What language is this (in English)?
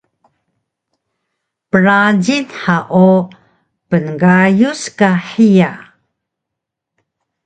Taroko